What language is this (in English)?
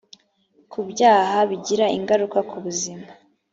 Kinyarwanda